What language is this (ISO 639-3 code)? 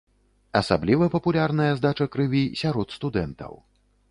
bel